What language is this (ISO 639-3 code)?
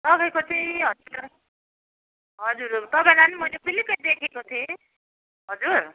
nep